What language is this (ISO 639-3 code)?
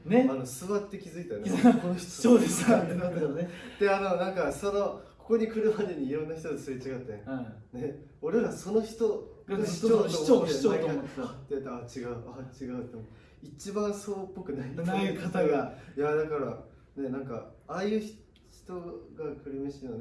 jpn